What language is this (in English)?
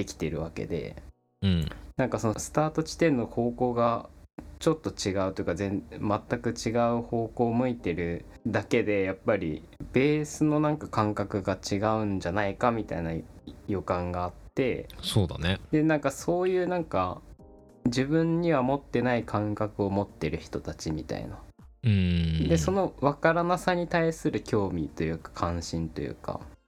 Japanese